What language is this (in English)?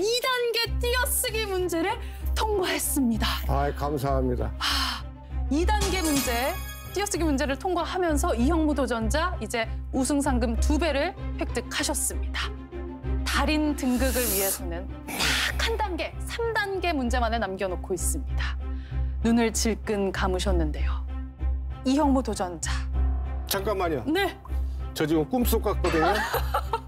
Korean